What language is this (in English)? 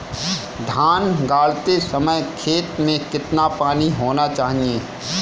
Hindi